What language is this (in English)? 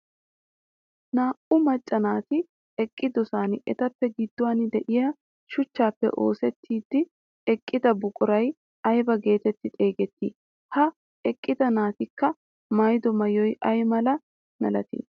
Wolaytta